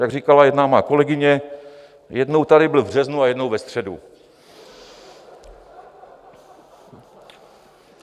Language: Czech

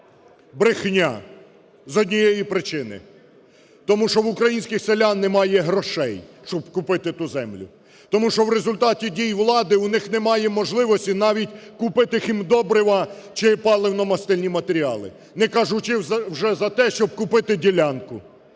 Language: Ukrainian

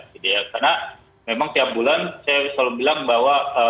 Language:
Indonesian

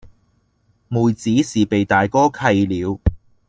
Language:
Cantonese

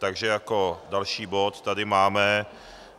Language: Czech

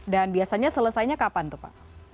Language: Indonesian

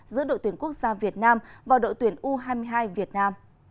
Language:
Vietnamese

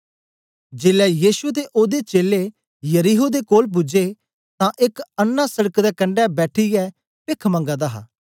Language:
Dogri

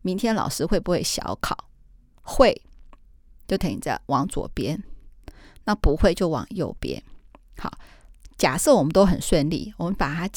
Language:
Chinese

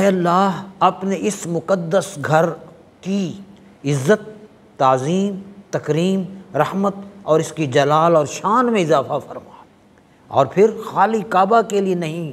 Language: Arabic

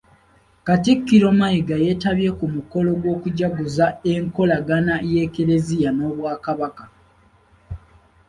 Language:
Ganda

